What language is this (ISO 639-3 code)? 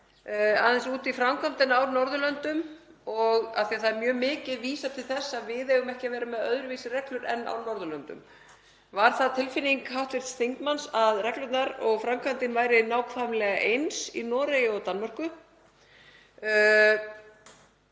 isl